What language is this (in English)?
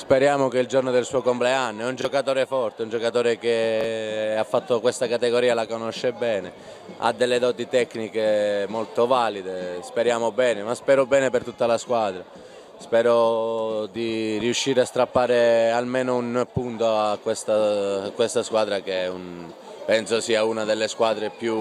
Italian